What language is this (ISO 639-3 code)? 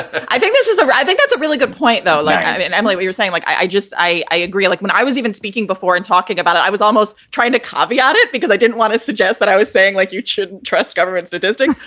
eng